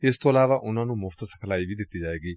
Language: Punjabi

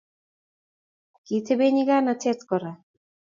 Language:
Kalenjin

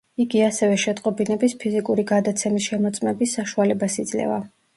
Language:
Georgian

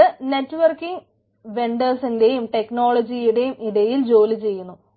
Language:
Malayalam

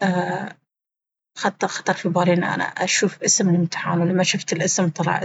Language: Baharna Arabic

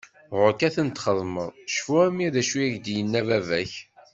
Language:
Kabyle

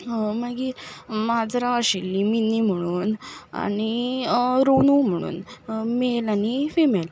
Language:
Konkani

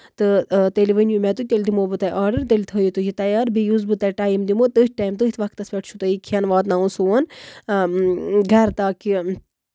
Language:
Kashmiri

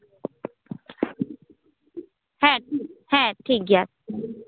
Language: Santali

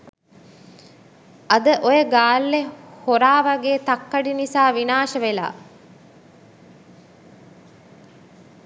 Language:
Sinhala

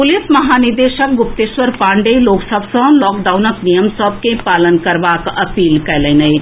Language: Maithili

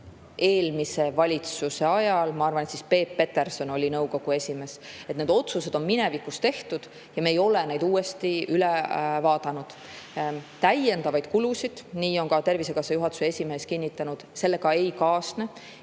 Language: Estonian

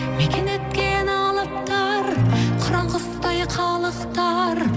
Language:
Kazakh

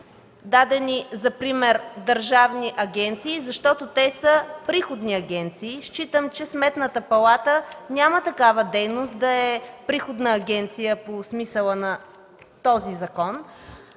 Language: Bulgarian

